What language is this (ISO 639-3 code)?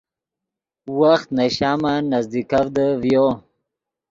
ydg